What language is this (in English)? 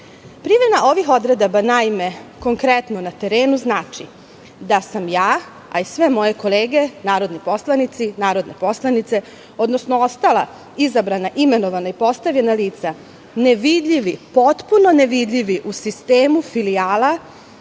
Serbian